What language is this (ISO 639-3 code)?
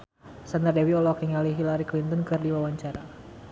sun